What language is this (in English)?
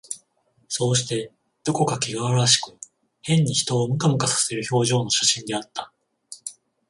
Japanese